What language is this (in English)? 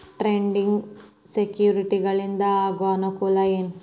Kannada